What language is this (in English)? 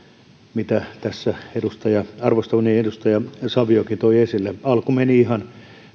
Finnish